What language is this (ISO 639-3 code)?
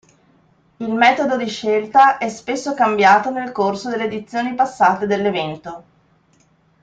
ita